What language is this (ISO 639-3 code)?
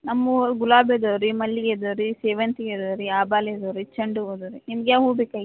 kan